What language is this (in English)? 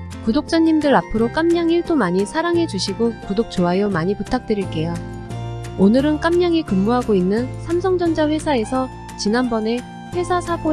Korean